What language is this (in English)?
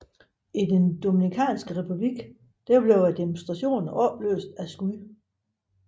Danish